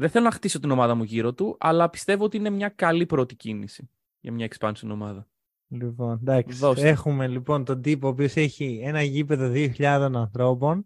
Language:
Greek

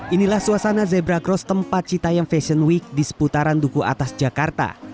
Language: Indonesian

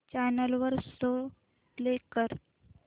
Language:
Marathi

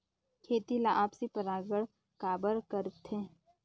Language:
Chhattisgarhi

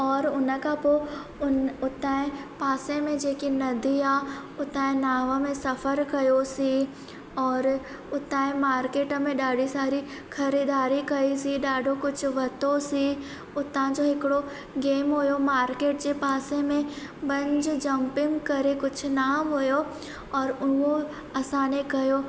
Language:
Sindhi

